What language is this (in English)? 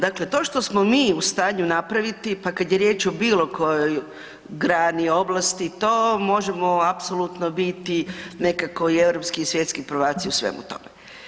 Croatian